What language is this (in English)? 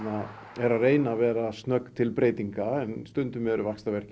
Icelandic